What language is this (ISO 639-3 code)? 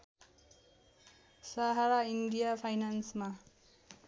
nep